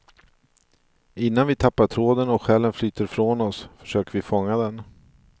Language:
Swedish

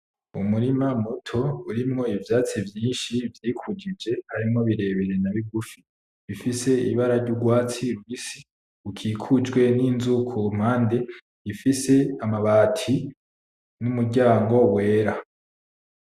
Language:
Rundi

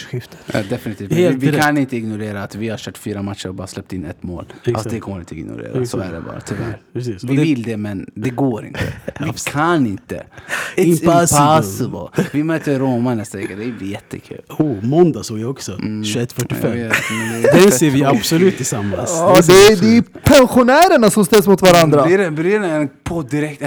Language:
Swedish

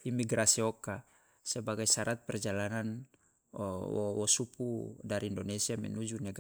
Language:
Loloda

